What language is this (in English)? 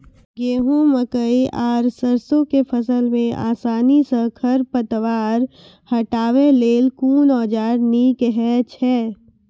Maithili